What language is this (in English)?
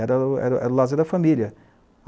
Portuguese